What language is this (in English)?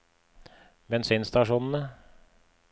Norwegian